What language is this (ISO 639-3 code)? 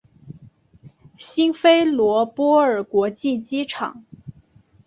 zho